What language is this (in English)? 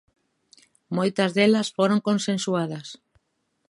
Galician